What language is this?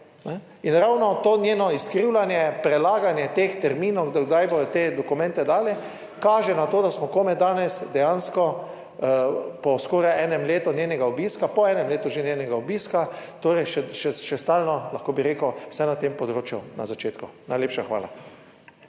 Slovenian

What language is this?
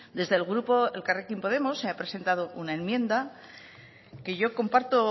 Spanish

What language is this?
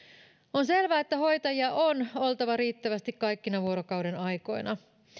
Finnish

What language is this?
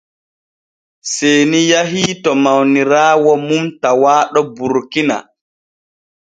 Borgu Fulfulde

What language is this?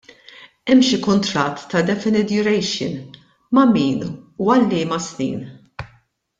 Maltese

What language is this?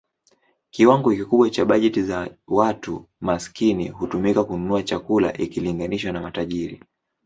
Swahili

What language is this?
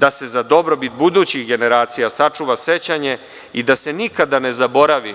Serbian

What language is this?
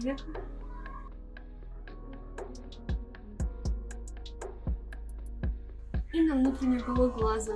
Russian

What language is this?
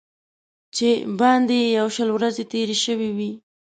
Pashto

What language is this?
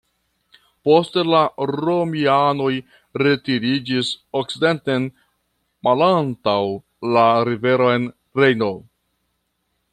Esperanto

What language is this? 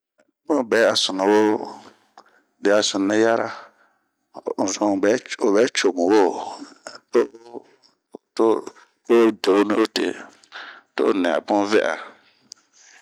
Bomu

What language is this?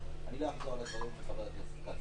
Hebrew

